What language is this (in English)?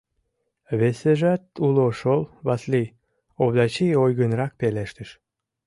Mari